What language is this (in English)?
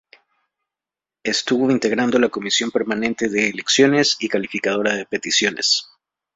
Spanish